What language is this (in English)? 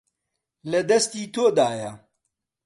Central Kurdish